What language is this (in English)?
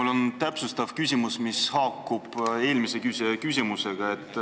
Estonian